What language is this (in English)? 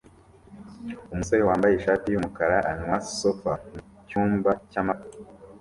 Kinyarwanda